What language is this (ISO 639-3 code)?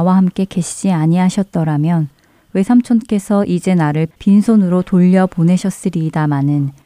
kor